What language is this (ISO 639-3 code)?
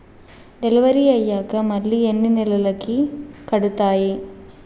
tel